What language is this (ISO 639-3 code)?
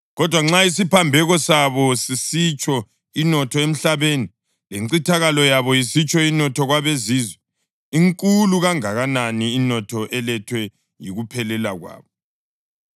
nde